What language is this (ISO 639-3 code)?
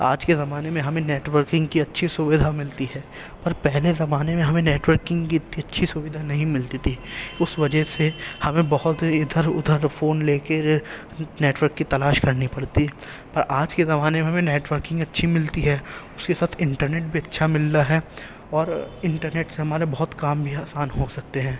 urd